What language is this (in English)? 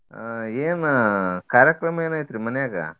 Kannada